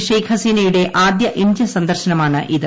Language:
Malayalam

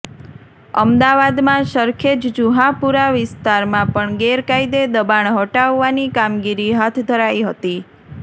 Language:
Gujarati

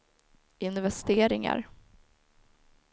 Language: Swedish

